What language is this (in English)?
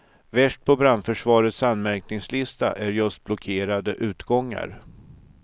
Swedish